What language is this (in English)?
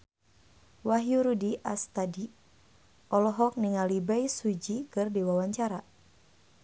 Sundanese